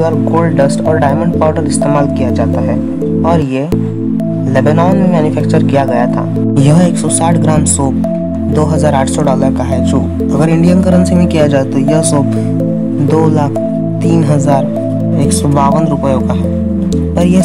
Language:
Hindi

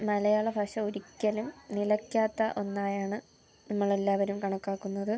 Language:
Malayalam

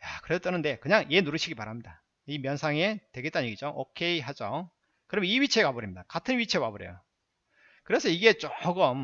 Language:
Korean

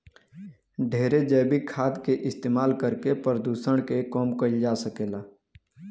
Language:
Bhojpuri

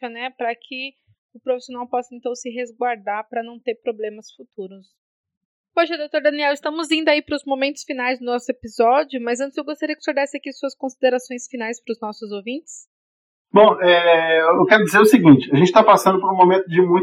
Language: Portuguese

